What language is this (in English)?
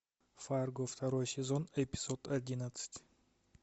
Russian